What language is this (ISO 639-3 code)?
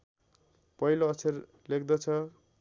nep